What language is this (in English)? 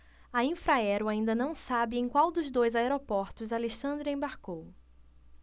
Portuguese